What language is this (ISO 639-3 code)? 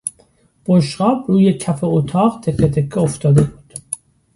fas